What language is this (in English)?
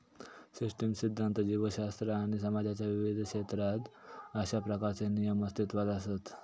Marathi